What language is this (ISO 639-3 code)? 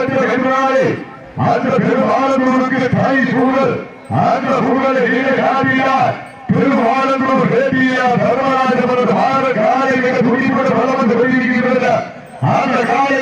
ara